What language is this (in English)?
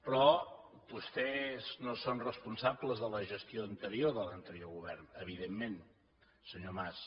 Catalan